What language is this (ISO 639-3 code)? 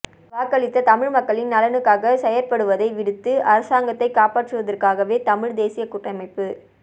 tam